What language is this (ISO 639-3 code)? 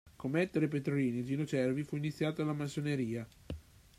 ita